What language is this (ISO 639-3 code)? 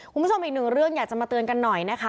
tha